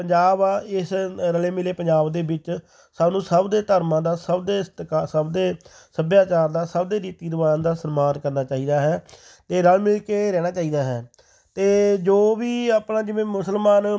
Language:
Punjabi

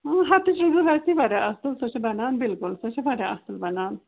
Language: Kashmiri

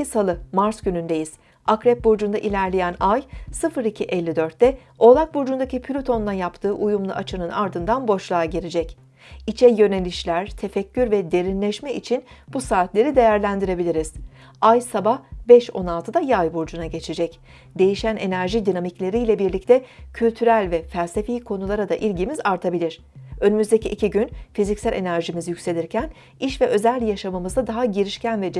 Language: Turkish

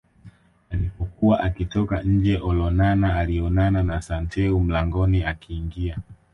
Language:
Swahili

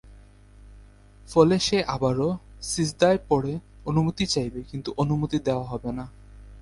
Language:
Bangla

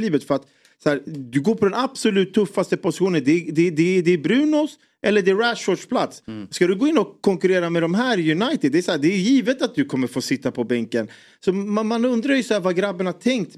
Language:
Swedish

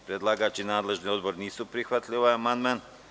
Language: Serbian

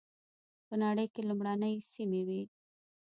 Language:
Pashto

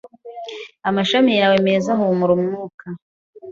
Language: Kinyarwanda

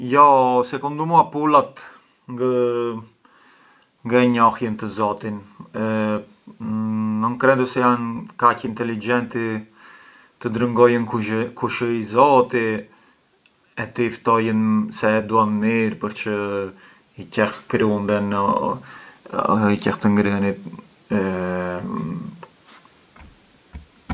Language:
Arbëreshë Albanian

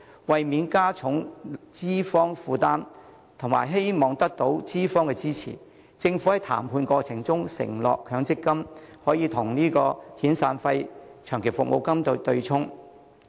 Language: Cantonese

